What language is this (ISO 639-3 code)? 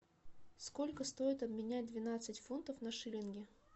rus